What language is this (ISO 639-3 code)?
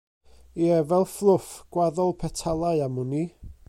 cym